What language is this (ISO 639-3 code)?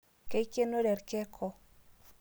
mas